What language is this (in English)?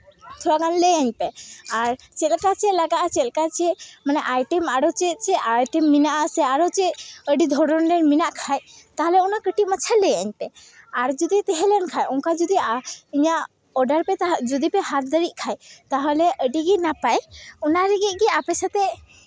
Santali